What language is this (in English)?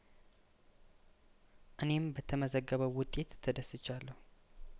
Amharic